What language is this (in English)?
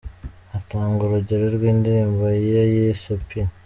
Kinyarwanda